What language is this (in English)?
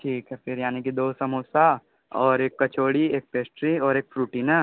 Hindi